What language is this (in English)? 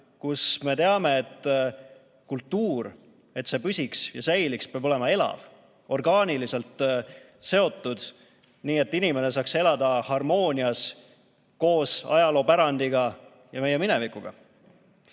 Estonian